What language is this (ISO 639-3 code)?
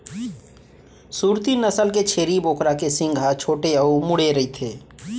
hne